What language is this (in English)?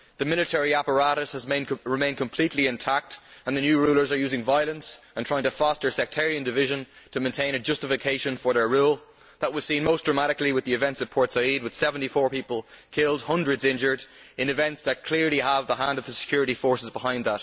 English